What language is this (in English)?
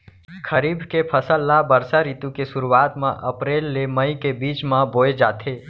Chhattisgarhi